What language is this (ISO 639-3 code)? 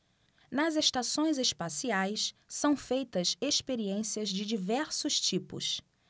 por